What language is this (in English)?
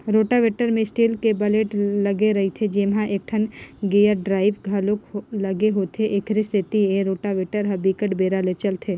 Chhattisgarhi